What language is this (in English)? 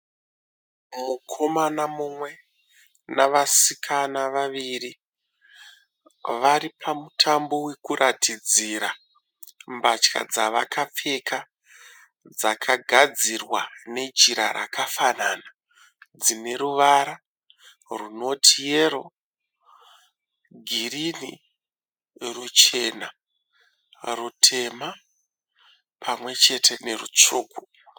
Shona